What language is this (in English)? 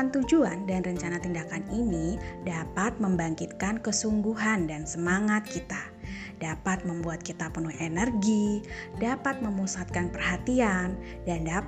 Indonesian